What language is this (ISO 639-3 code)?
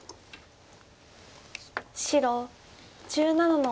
jpn